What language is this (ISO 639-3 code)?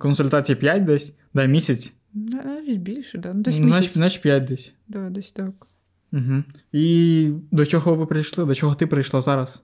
ukr